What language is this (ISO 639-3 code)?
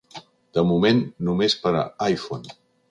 cat